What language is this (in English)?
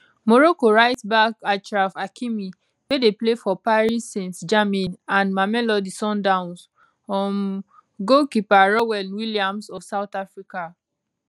Nigerian Pidgin